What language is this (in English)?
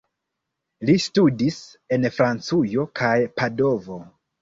Esperanto